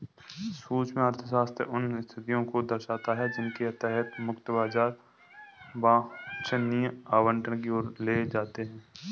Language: Hindi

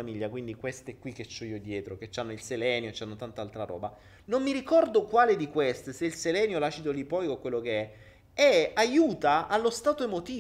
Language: Italian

